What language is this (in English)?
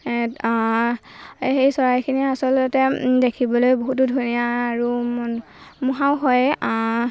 Assamese